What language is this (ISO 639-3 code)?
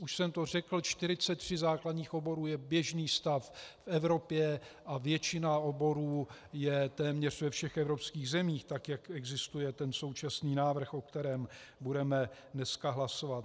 ces